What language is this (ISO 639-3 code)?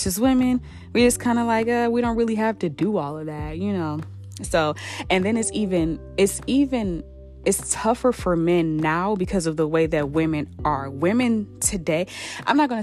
eng